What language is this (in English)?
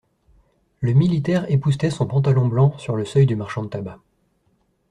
French